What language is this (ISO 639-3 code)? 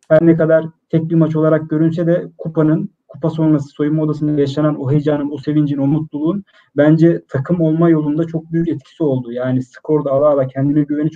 tur